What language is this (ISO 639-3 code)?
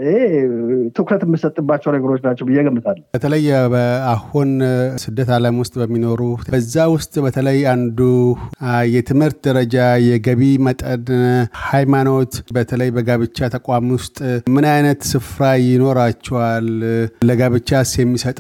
amh